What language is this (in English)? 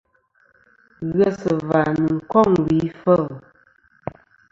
Kom